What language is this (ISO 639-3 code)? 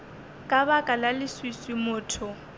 nso